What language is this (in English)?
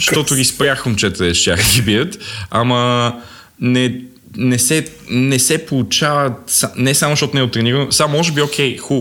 Bulgarian